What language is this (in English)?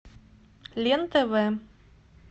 Russian